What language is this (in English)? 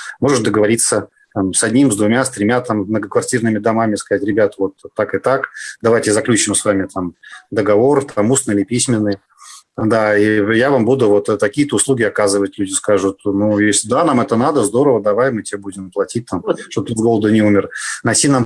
Russian